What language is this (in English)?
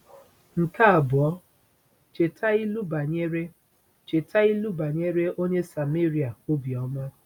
Igbo